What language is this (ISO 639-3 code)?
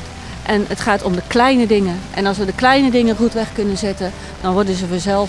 nld